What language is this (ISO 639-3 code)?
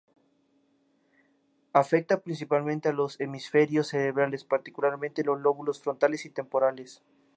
spa